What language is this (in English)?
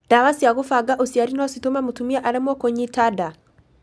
Kikuyu